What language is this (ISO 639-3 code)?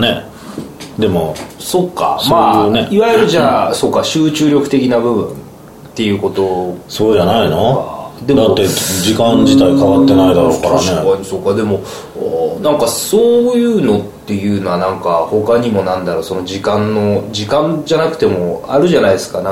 jpn